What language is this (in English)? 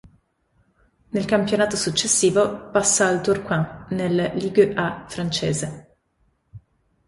Italian